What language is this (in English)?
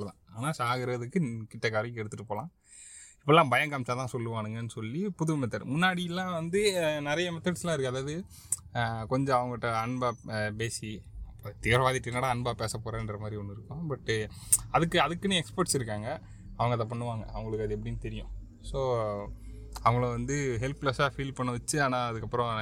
Tamil